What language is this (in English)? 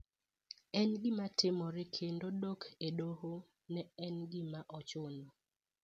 Luo (Kenya and Tanzania)